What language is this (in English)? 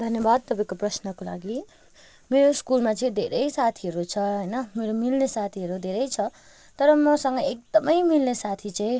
Nepali